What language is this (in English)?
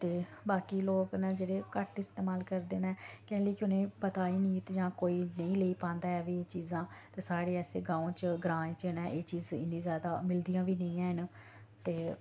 Dogri